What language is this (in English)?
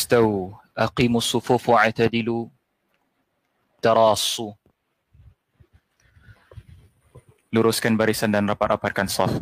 Malay